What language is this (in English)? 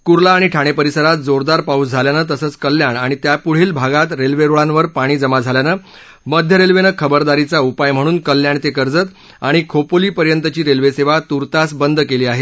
Marathi